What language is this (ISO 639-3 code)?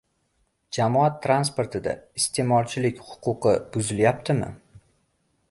uzb